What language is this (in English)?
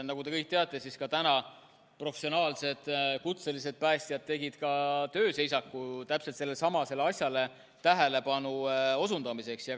Estonian